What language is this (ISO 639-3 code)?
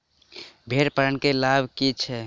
mai